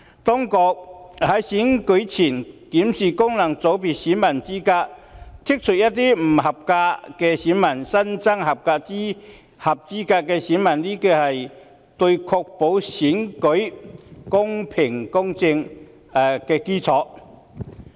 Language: Cantonese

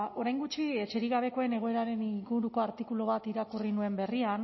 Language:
Basque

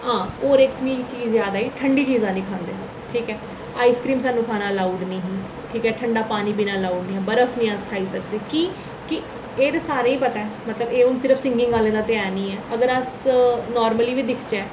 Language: Dogri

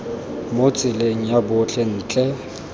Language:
Tswana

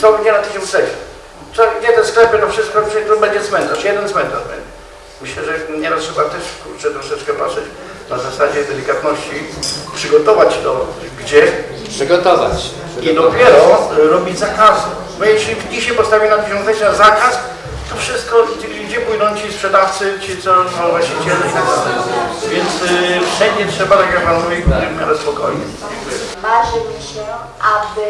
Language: Polish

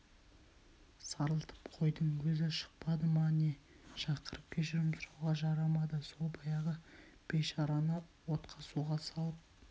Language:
Kazakh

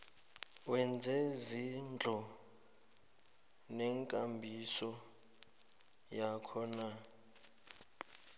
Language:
South Ndebele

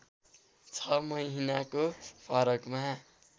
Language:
Nepali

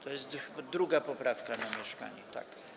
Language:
Polish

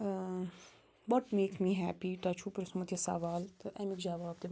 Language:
Kashmiri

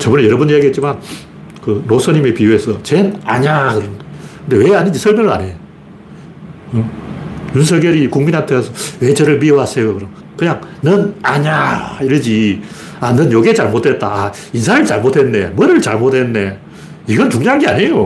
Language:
Korean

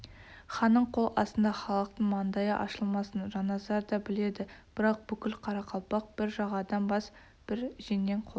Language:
Kazakh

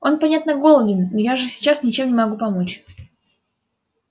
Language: Russian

